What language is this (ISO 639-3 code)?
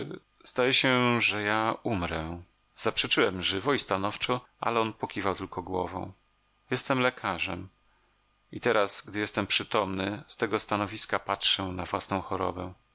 pol